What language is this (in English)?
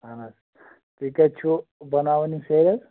Kashmiri